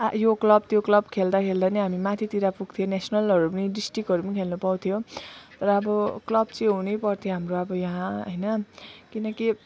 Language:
Nepali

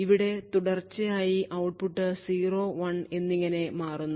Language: Malayalam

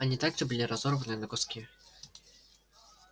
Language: Russian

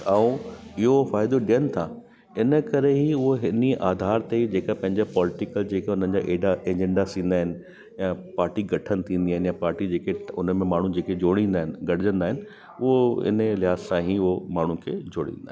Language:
Sindhi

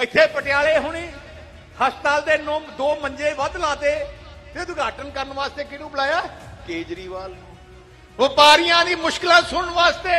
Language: Hindi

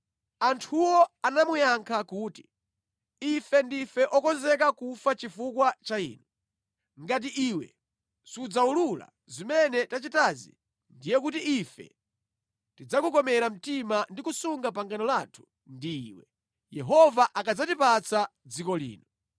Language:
Nyanja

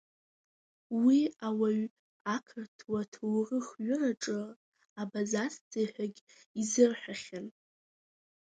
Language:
Abkhazian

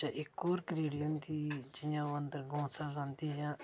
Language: Dogri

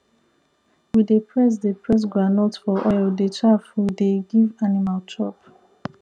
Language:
Nigerian Pidgin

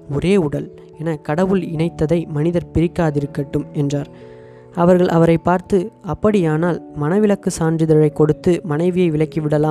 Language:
Tamil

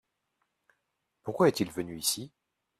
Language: French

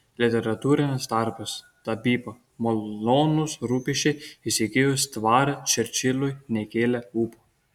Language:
Lithuanian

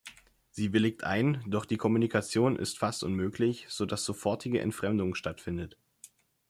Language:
German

